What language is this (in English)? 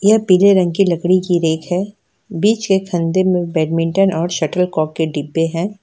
Hindi